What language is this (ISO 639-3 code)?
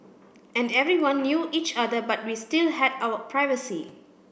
eng